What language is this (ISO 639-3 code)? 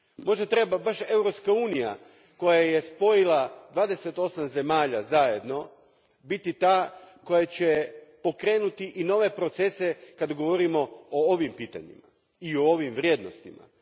hrv